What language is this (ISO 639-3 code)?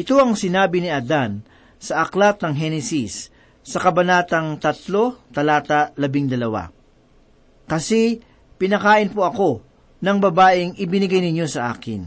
fil